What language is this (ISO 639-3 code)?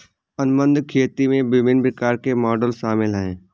hin